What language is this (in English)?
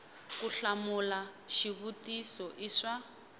Tsonga